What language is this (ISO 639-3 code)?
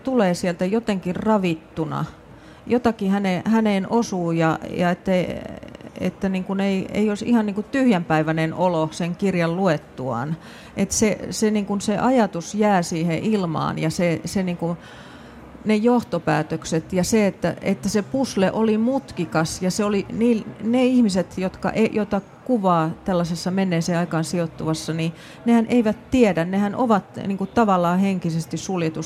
fin